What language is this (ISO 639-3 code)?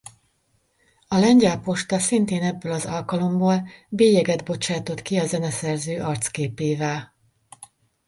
hun